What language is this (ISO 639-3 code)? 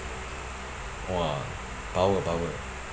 eng